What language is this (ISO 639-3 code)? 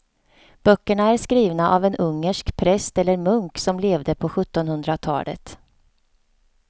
swe